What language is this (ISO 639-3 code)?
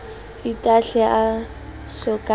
sot